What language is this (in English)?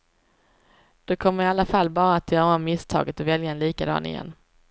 Swedish